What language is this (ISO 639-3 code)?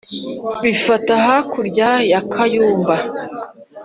kin